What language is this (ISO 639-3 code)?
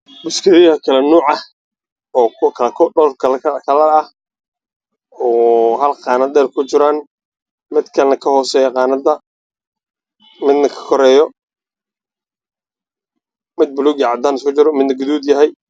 som